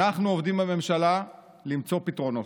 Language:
Hebrew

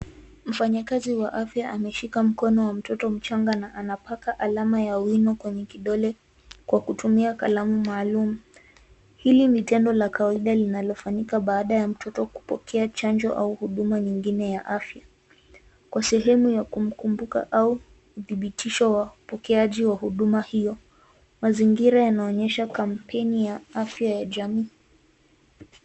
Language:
Swahili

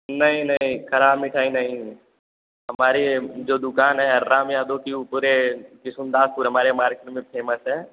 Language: Hindi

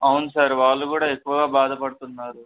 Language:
Telugu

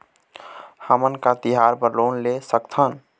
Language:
Chhattisgarhi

